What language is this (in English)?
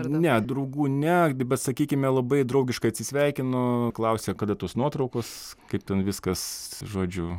Lithuanian